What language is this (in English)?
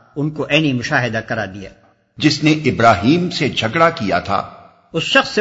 Urdu